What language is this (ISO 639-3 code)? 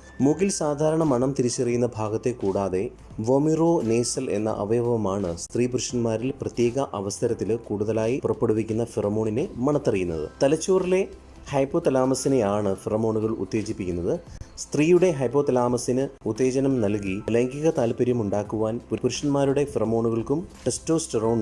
mal